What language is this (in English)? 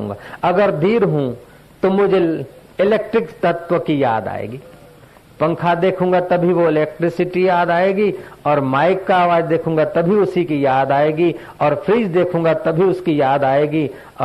Hindi